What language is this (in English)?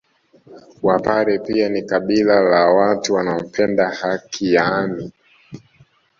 Swahili